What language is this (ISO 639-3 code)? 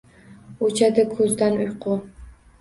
uzb